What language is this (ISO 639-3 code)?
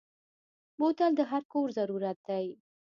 pus